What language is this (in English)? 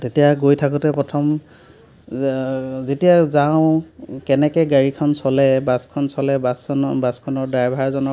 Assamese